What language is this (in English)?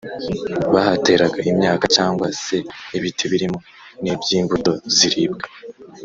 Kinyarwanda